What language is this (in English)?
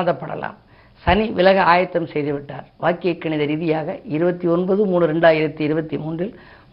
Tamil